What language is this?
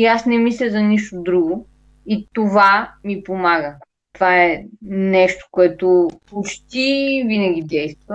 Bulgarian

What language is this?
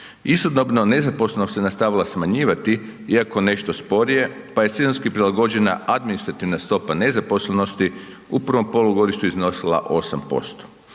Croatian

